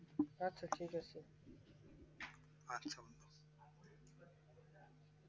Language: Bangla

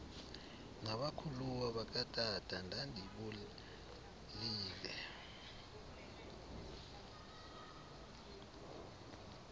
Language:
Xhosa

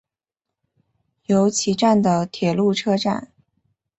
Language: Chinese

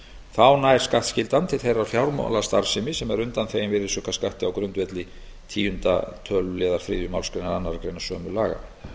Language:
Icelandic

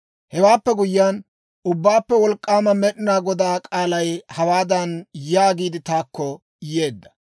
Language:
Dawro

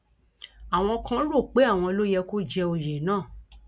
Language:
Yoruba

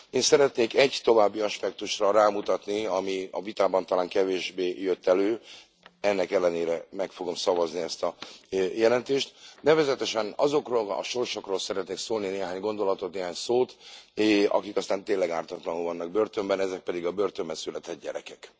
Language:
Hungarian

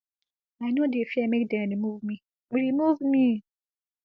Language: Nigerian Pidgin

